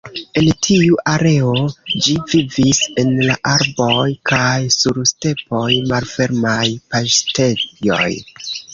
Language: Esperanto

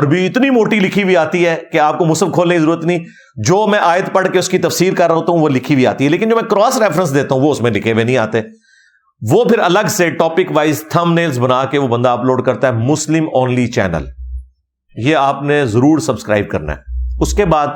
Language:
Urdu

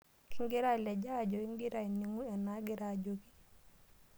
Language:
Masai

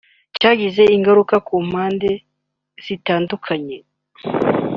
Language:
Kinyarwanda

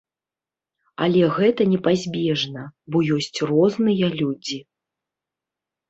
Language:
Belarusian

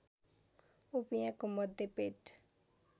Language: Nepali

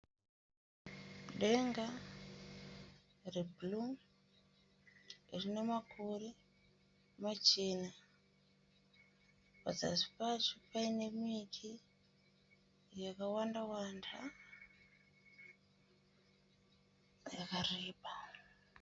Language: Shona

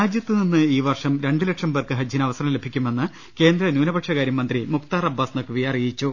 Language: Malayalam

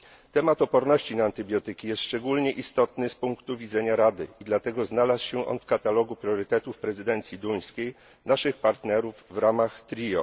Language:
Polish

